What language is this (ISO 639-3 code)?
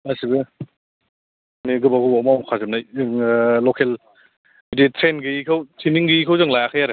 brx